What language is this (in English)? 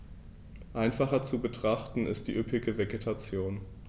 German